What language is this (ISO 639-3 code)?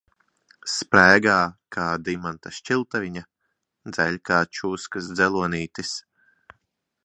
lav